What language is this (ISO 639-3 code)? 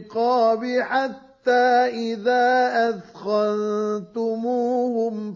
ara